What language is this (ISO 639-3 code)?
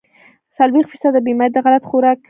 pus